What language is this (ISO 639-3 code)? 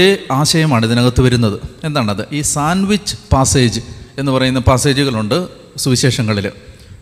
mal